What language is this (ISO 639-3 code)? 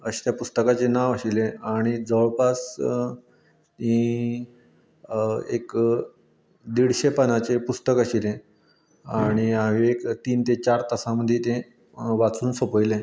kok